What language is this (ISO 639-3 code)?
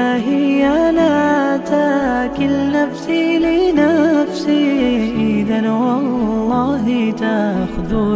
ara